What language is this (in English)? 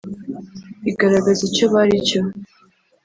Kinyarwanda